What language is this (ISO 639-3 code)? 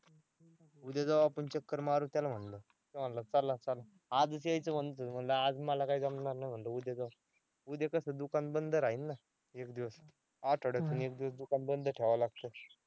mar